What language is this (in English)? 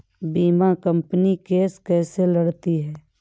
Hindi